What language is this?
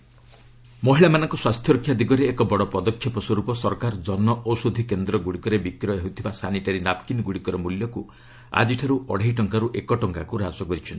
Odia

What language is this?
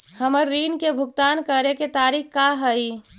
Magahi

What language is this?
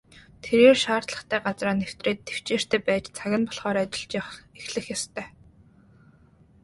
Mongolian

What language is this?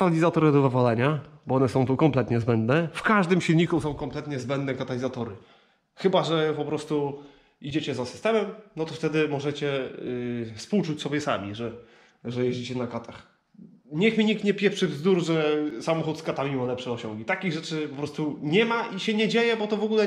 Polish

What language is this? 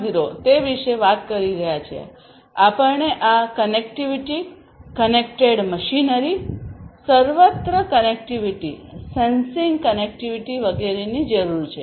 Gujarati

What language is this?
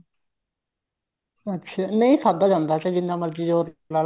Punjabi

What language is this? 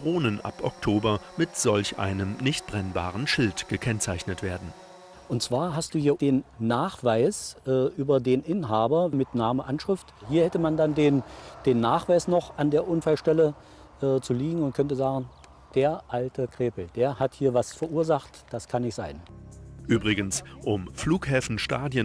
German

